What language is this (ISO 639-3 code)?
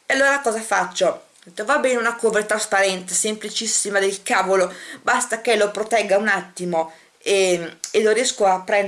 ita